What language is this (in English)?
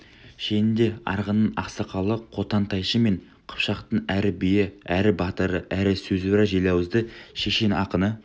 Kazakh